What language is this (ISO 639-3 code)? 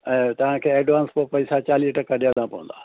snd